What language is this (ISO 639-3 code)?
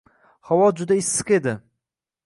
uzb